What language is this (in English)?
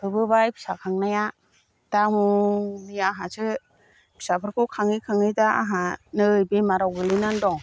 Bodo